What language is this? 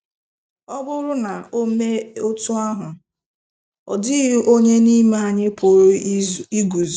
Igbo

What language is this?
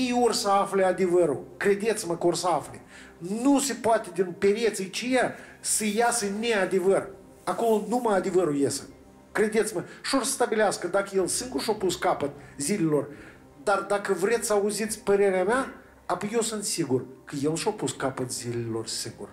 Romanian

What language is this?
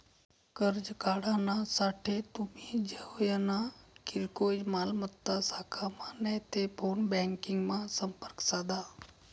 Marathi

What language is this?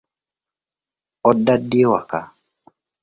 Ganda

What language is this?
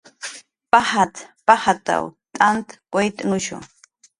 Jaqaru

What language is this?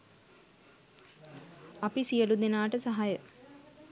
Sinhala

